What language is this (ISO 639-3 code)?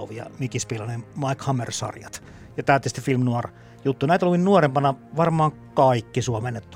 fin